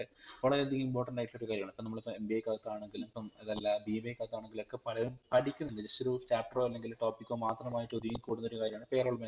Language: Malayalam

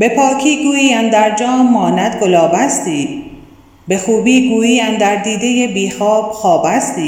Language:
Persian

